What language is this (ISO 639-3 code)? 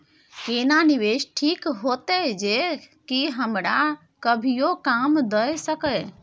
mai